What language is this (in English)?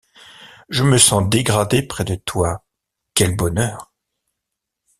French